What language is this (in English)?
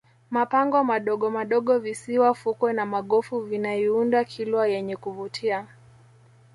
Swahili